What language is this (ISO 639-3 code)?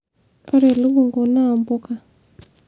mas